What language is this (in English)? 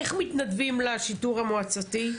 Hebrew